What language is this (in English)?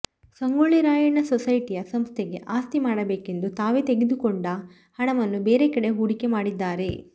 Kannada